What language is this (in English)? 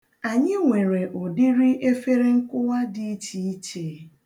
Igbo